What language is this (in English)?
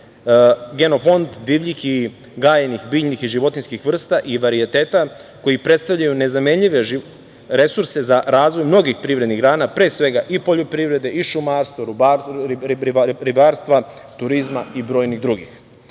Serbian